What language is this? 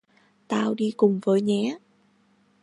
Vietnamese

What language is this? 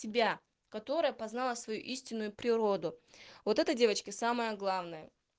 Russian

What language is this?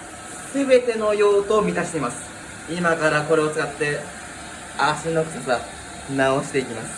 Japanese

